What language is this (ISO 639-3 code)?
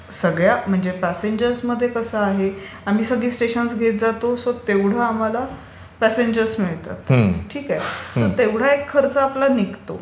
mar